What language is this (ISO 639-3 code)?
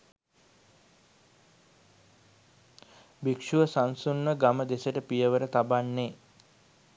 sin